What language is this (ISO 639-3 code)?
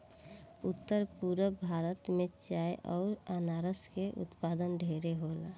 bho